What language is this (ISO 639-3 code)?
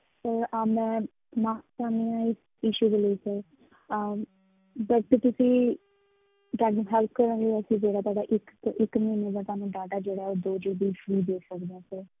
pan